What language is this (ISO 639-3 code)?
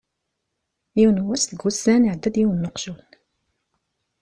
kab